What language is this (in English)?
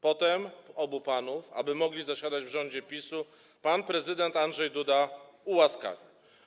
Polish